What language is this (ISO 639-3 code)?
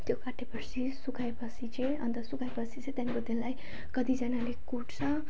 nep